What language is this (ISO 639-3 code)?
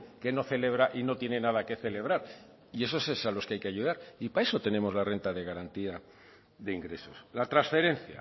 spa